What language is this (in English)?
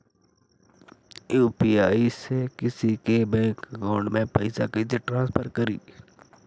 Magahi